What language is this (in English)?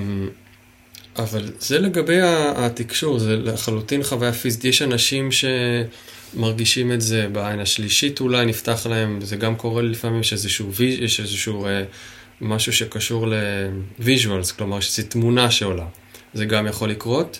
Hebrew